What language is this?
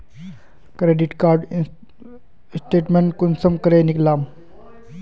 Magahi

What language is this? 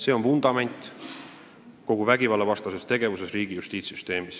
Estonian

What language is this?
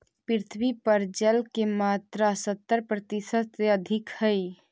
Magahi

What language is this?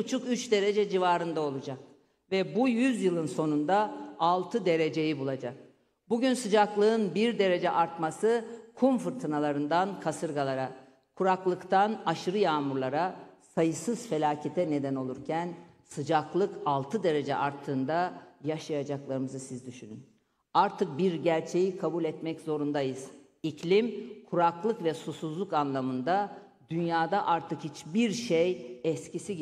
Turkish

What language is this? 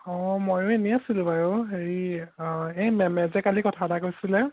Assamese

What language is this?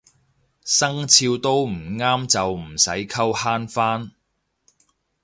Cantonese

